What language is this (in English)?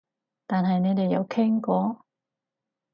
Cantonese